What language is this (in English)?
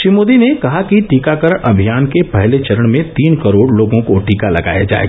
Hindi